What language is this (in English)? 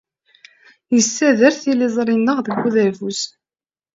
Kabyle